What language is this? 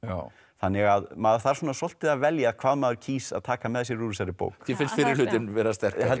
Icelandic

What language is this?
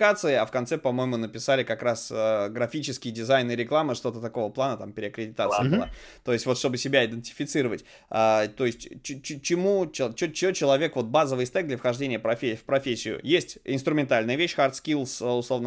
Russian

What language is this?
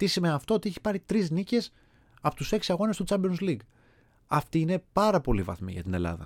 Greek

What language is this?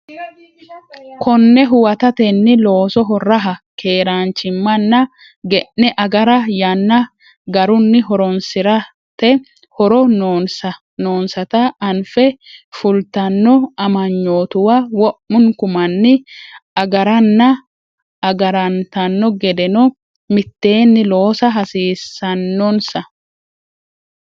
Sidamo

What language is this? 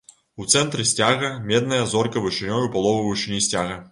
Belarusian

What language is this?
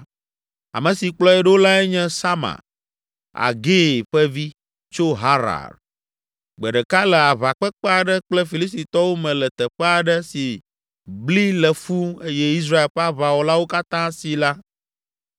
Ewe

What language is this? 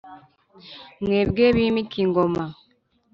Kinyarwanda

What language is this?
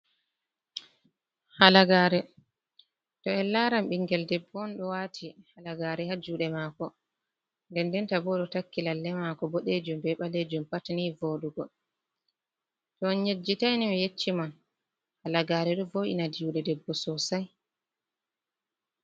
Fula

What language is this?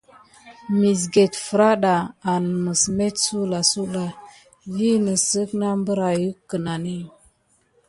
Gidar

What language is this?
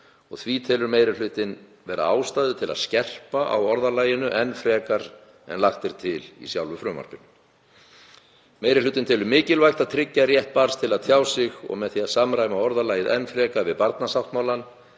Icelandic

